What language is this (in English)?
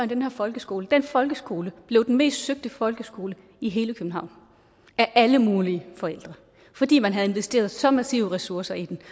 Danish